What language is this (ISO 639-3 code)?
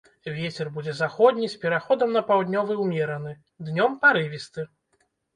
bel